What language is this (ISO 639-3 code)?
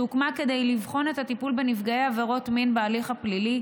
heb